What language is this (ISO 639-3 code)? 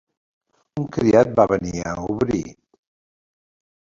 cat